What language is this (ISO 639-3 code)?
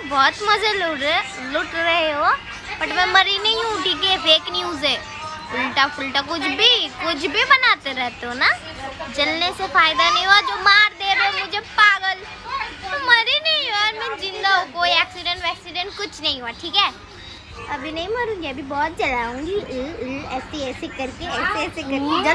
hin